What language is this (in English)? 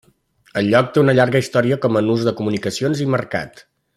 Catalan